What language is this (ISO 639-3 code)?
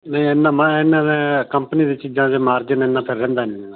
pan